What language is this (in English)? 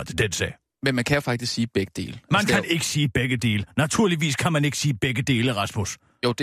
Danish